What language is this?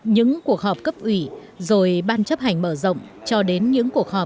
Vietnamese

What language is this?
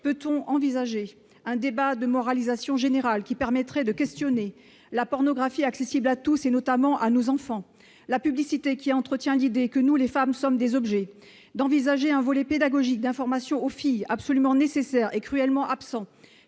French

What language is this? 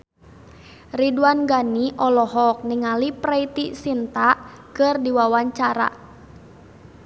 Sundanese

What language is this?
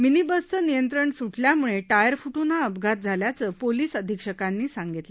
Marathi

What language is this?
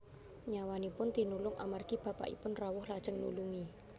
Javanese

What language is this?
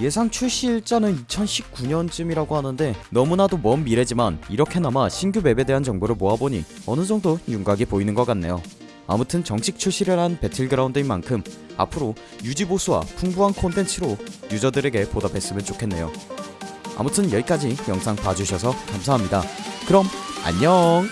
Korean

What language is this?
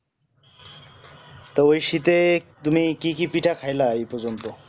Bangla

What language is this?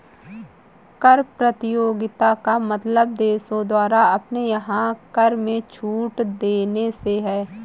Hindi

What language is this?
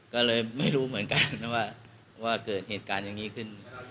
Thai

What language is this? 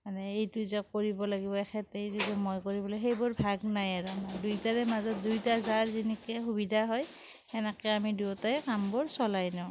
Assamese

